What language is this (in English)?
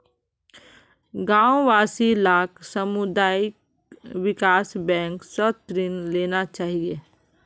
Magahi